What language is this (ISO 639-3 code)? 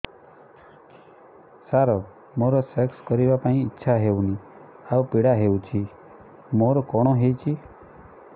ori